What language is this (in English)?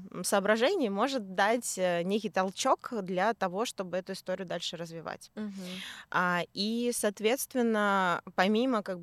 Russian